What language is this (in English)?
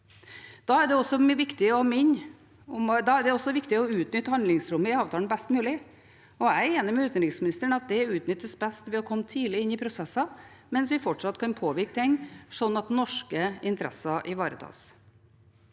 Norwegian